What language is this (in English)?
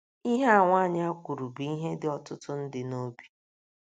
Igbo